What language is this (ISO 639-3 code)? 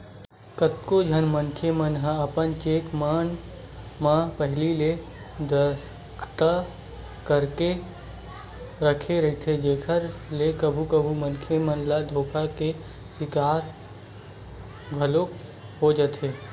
hne